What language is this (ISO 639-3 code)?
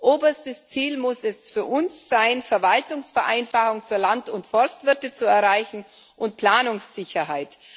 deu